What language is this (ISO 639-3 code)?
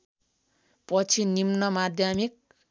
nep